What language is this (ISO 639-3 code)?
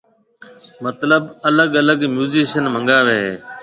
mve